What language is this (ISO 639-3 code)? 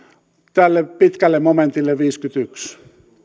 fin